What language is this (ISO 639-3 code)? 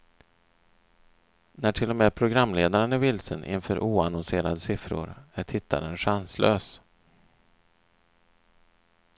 swe